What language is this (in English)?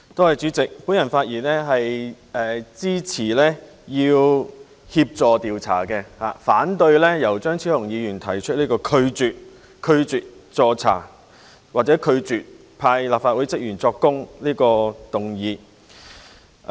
Cantonese